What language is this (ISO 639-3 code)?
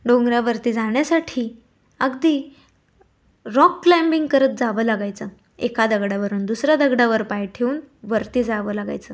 mar